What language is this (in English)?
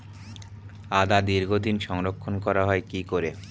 Bangla